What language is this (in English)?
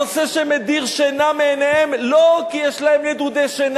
Hebrew